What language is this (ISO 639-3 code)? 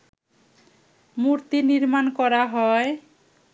ben